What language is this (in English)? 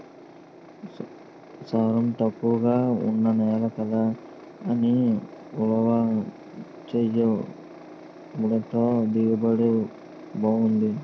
Telugu